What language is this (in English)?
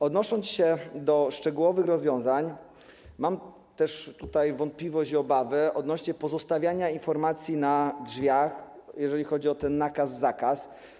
Polish